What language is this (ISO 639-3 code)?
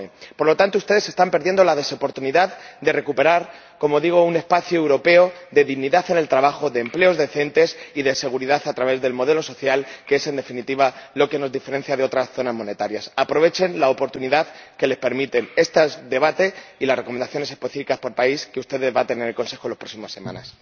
spa